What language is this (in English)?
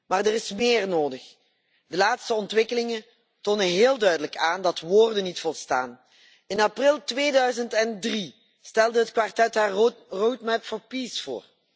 Dutch